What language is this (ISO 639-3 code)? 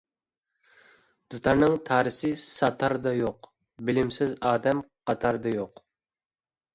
uig